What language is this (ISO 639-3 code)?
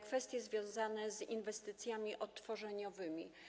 pol